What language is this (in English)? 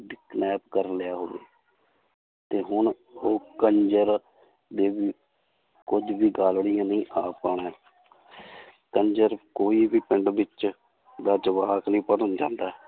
Punjabi